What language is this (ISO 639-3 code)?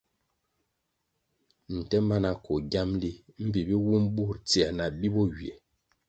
nmg